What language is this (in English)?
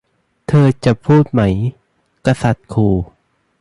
Thai